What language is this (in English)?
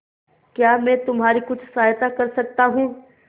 Hindi